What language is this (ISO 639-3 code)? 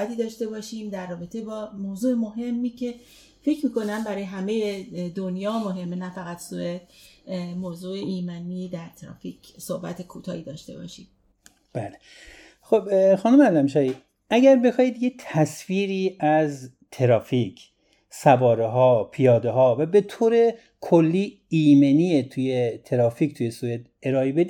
fas